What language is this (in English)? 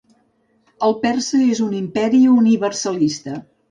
Catalan